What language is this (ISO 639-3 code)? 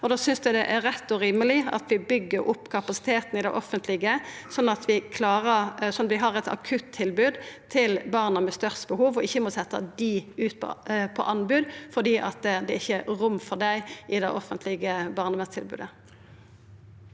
nor